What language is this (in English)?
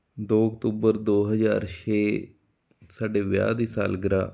Punjabi